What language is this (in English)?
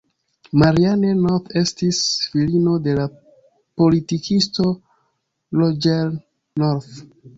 Esperanto